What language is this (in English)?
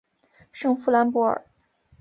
Chinese